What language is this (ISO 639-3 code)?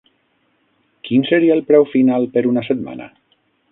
cat